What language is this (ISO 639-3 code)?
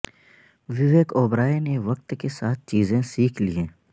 urd